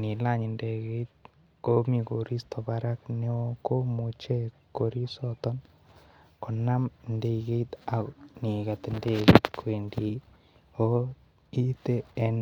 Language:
Kalenjin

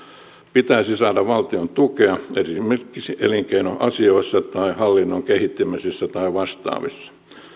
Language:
Finnish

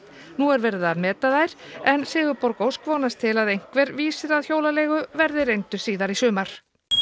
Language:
Icelandic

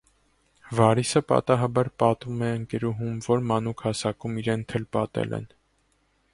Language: Armenian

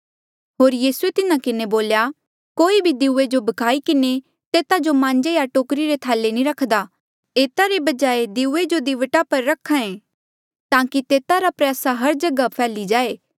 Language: Mandeali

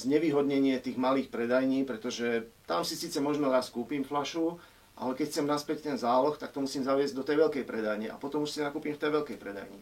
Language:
Slovak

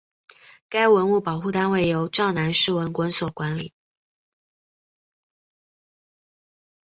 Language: Chinese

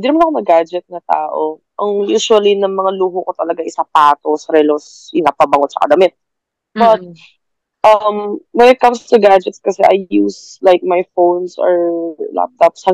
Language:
Filipino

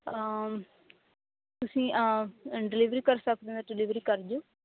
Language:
Punjabi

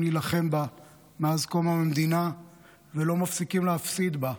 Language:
Hebrew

